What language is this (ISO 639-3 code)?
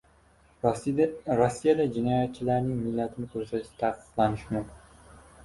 uzb